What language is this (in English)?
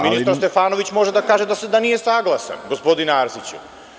Serbian